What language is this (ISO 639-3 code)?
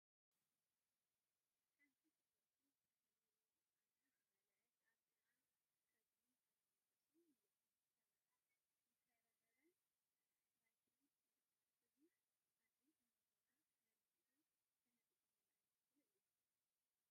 tir